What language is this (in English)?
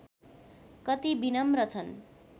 Nepali